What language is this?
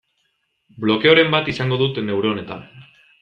Basque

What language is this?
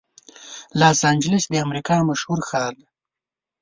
Pashto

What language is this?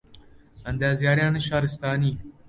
Central Kurdish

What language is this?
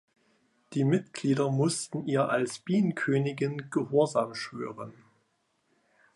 German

